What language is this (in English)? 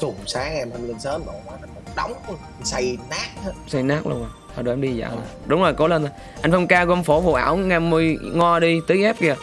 Vietnamese